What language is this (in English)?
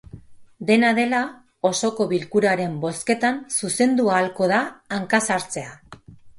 Basque